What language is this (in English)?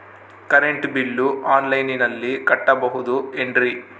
Kannada